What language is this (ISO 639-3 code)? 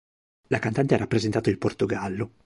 ita